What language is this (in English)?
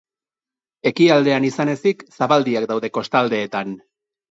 Basque